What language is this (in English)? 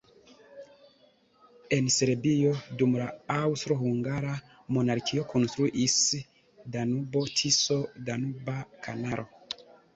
Esperanto